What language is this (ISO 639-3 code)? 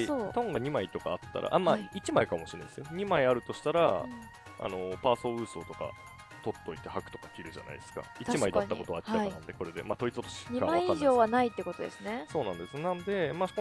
jpn